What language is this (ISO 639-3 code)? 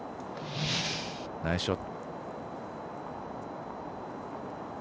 jpn